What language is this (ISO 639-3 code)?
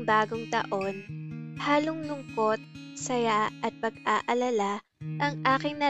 fil